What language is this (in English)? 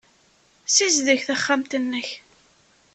Kabyle